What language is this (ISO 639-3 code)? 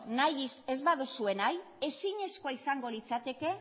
eus